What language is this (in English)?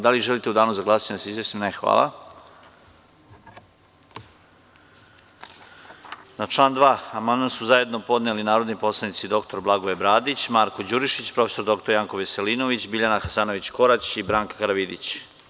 Serbian